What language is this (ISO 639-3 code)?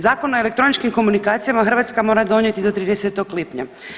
hrv